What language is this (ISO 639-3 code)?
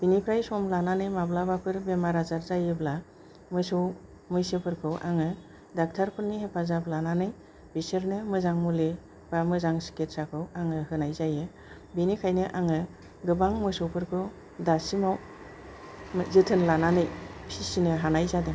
brx